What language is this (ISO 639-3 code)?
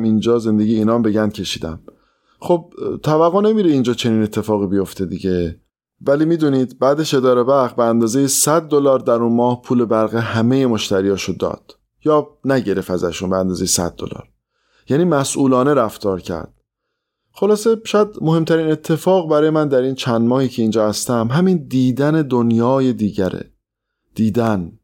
fas